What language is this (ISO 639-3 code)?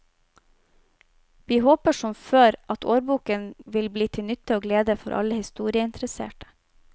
nor